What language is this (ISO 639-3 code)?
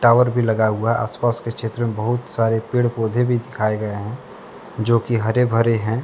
hin